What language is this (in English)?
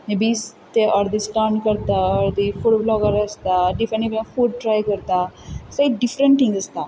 Konkani